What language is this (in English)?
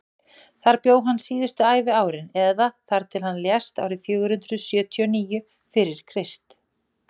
Icelandic